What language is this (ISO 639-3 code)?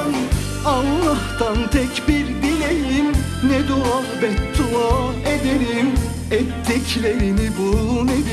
tur